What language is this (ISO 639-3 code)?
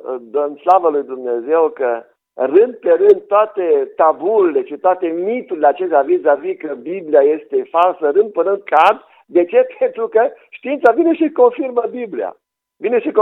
ron